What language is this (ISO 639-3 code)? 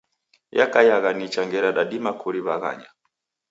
dav